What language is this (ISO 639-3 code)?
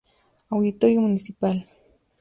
spa